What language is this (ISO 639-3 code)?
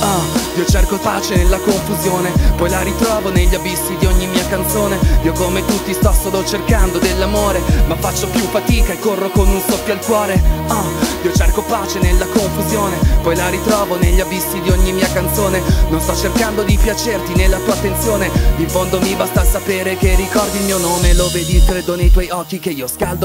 ita